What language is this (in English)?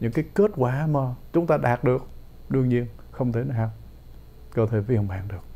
Vietnamese